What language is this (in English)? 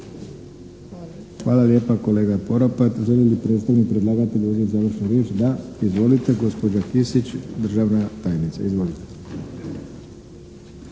Croatian